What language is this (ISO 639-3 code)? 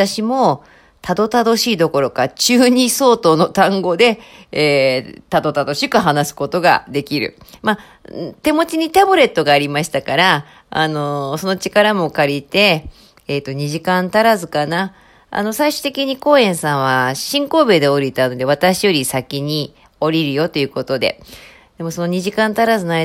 jpn